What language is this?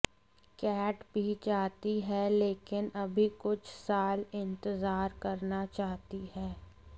Hindi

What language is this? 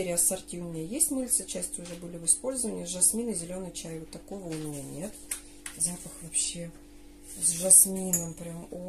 Russian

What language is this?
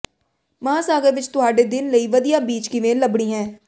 Punjabi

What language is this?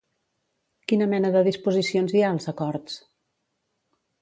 Catalan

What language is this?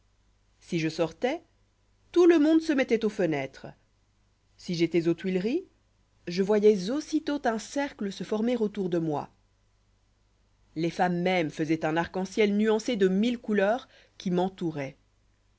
French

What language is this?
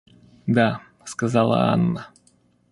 Russian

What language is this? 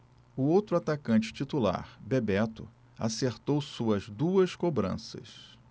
Portuguese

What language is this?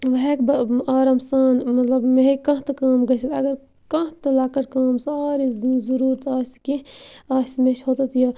Kashmiri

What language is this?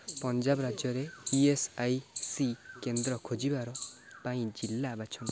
Odia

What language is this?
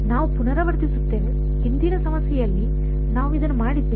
Kannada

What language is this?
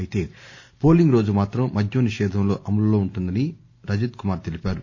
Telugu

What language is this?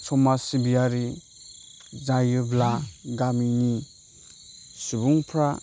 Bodo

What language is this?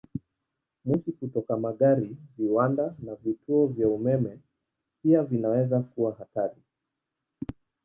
Swahili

